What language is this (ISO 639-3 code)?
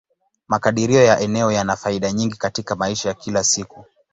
swa